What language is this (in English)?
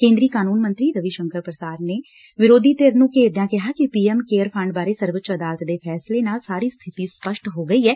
Punjabi